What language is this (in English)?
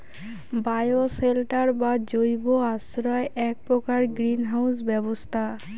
Bangla